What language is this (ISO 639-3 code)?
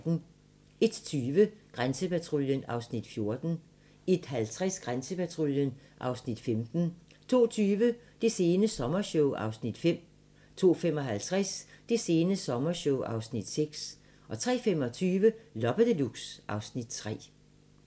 dan